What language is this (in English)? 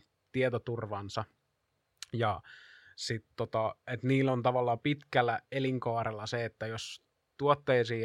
Finnish